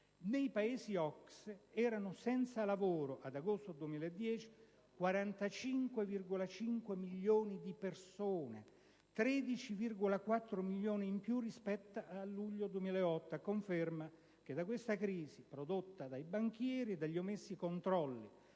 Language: Italian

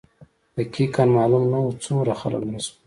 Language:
Pashto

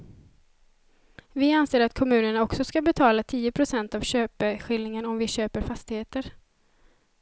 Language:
Swedish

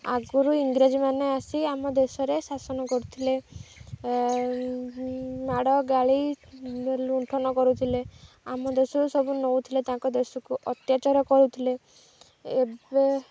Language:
Odia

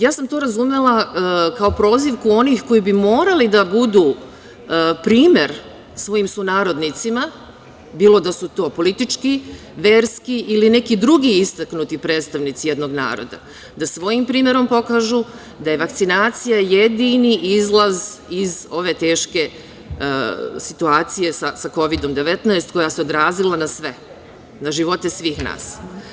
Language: Serbian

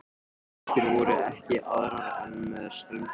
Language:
Icelandic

